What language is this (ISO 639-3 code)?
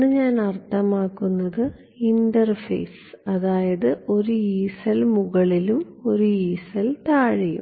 mal